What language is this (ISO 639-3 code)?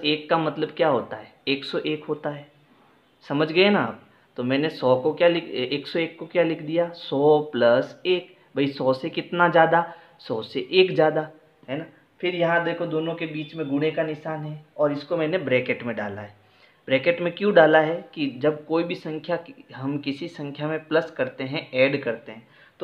hin